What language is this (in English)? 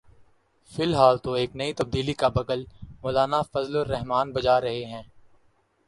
Urdu